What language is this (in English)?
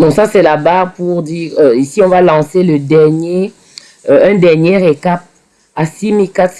French